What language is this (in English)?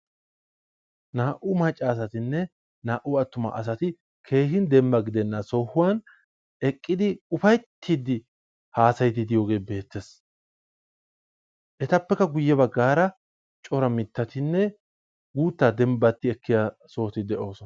Wolaytta